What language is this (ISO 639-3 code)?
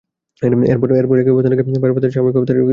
ben